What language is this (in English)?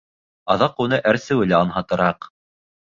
Bashkir